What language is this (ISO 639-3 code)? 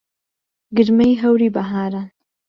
ckb